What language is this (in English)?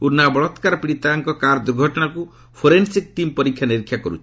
Odia